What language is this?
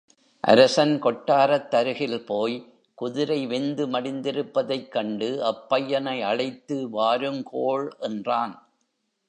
Tamil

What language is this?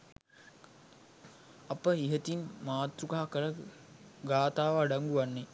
Sinhala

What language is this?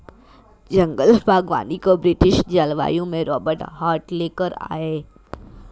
Hindi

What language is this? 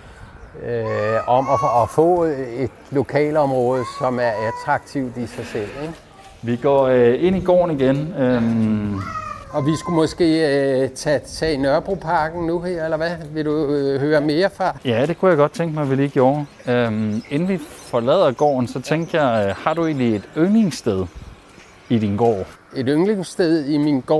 Danish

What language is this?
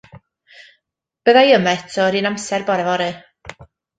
Welsh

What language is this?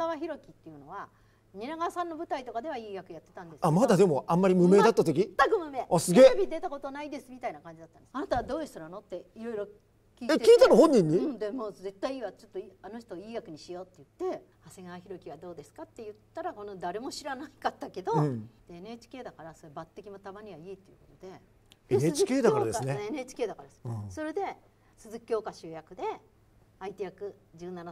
Japanese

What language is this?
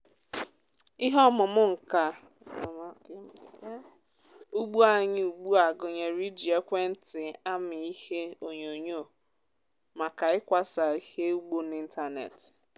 Igbo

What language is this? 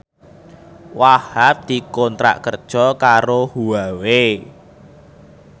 Javanese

